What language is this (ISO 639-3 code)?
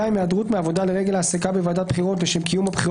heb